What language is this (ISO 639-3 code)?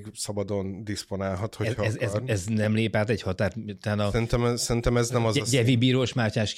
hun